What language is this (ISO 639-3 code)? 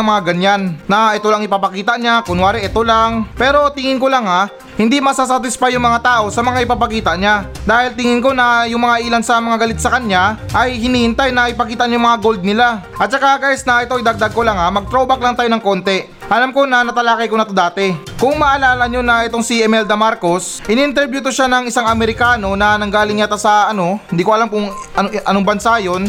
fil